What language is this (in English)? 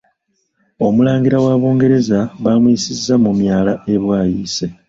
Ganda